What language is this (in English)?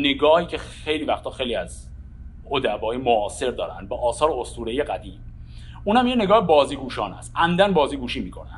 Persian